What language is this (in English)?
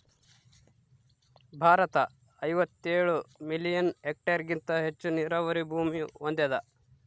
Kannada